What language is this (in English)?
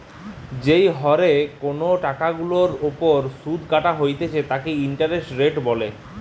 Bangla